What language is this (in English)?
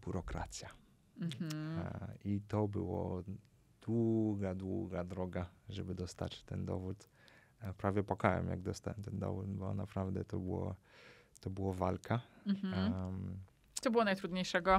Polish